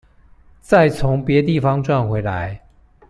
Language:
Chinese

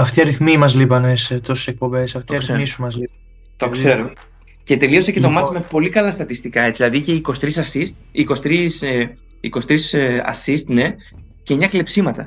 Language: Greek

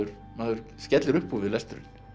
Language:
Icelandic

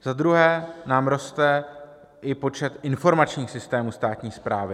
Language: Czech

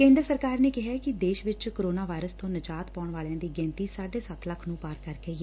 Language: Punjabi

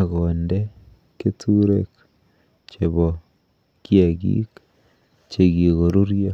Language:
Kalenjin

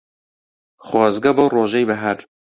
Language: Central Kurdish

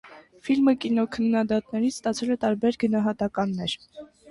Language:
Armenian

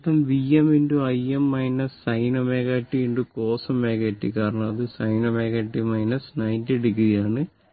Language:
Malayalam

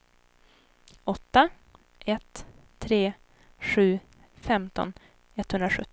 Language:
Swedish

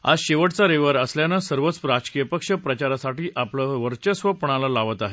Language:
Marathi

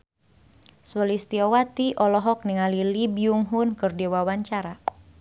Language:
Sundanese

